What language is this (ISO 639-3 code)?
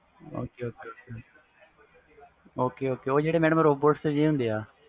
pan